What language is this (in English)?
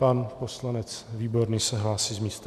Czech